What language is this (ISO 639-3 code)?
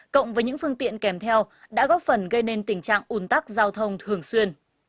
vie